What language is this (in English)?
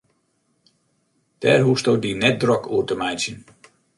Western Frisian